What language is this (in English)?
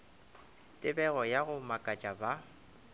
Northern Sotho